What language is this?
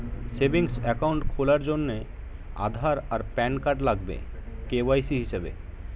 Bangla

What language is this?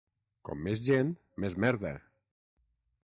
Catalan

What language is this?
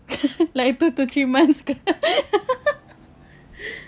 English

